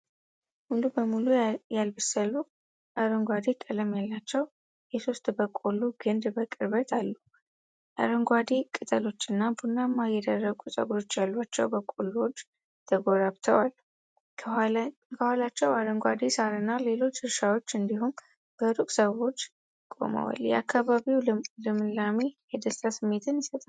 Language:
Amharic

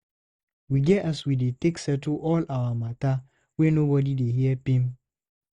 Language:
Nigerian Pidgin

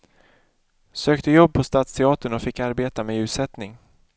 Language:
Swedish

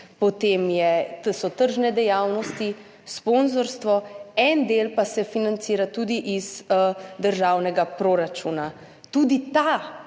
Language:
Slovenian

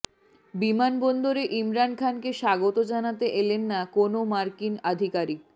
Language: Bangla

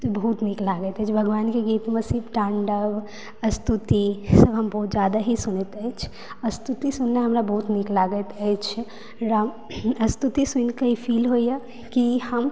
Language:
Maithili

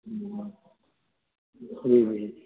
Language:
Urdu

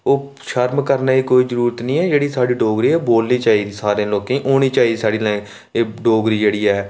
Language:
Dogri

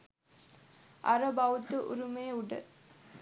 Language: Sinhala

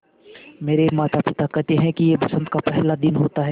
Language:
Hindi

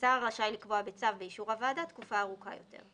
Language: Hebrew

